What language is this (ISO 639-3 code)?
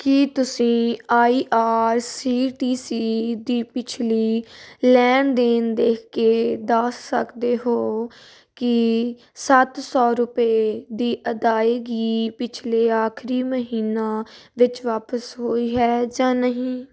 pan